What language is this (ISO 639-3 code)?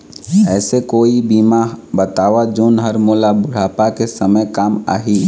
hne